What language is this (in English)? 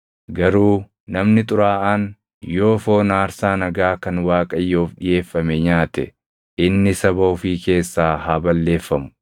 Oromo